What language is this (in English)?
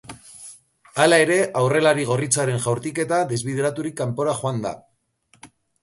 Basque